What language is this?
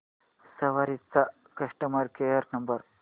Marathi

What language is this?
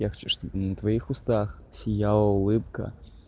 Russian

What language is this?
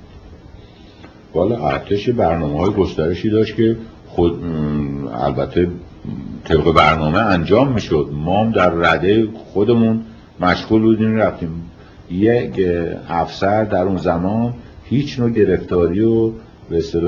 Persian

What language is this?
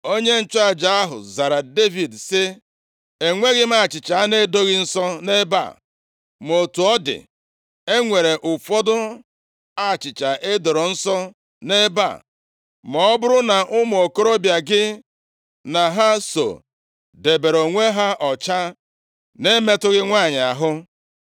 Igbo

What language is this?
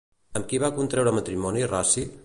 Catalan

